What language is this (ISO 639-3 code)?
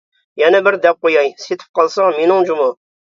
uig